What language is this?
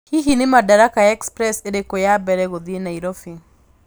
Kikuyu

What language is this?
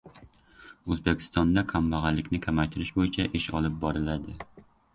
Uzbek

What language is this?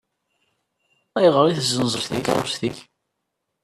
Kabyle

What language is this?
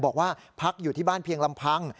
Thai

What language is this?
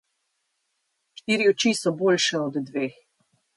Slovenian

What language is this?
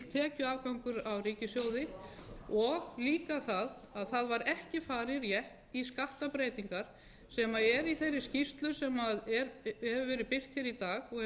Icelandic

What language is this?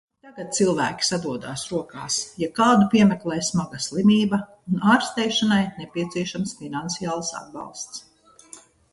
Latvian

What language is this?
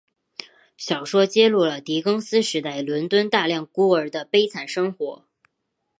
Chinese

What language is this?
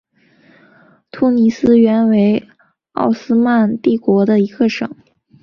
Chinese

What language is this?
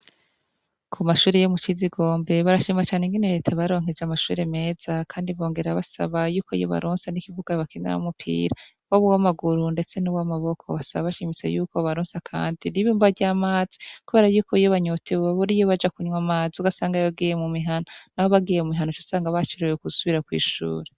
Rundi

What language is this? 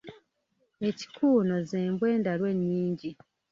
Ganda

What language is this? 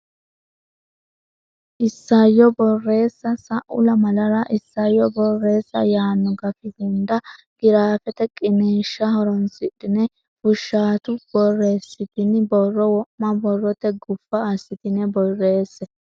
Sidamo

